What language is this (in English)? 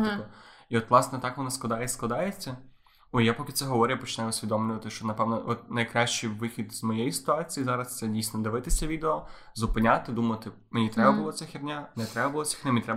Ukrainian